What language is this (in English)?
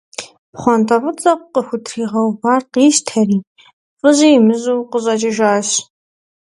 Kabardian